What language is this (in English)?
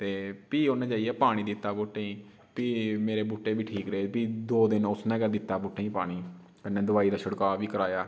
Dogri